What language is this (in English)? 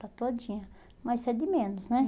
Portuguese